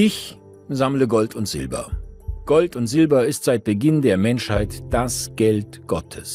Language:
German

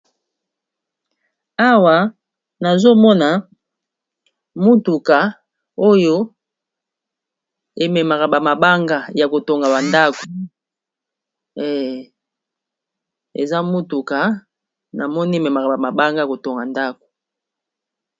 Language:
Lingala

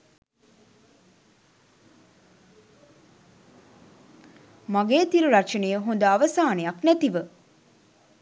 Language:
Sinhala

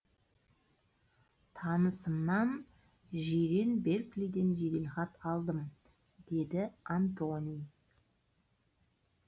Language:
Kazakh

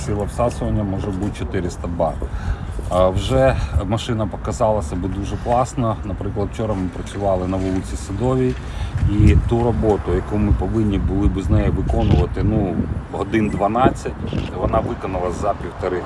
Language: Ukrainian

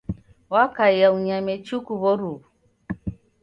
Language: Taita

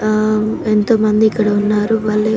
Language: Telugu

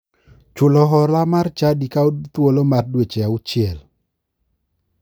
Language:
Luo (Kenya and Tanzania)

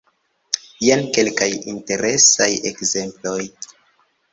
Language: Esperanto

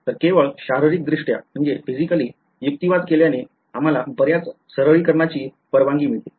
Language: Marathi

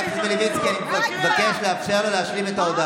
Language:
Hebrew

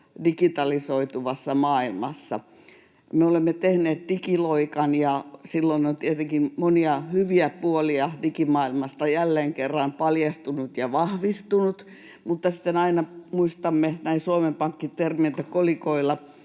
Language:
Finnish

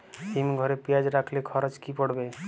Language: Bangla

